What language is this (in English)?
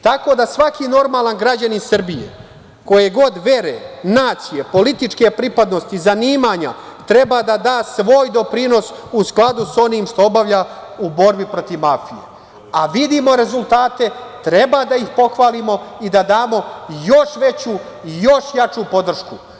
Serbian